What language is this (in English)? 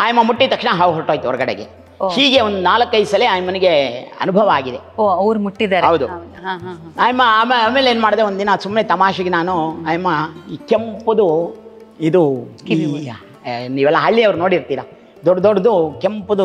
Kannada